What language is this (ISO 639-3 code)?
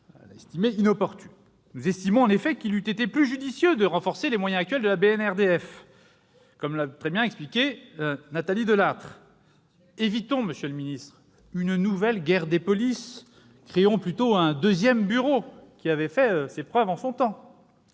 fra